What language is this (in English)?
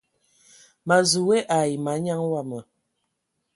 Ewondo